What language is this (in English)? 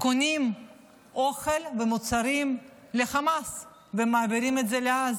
Hebrew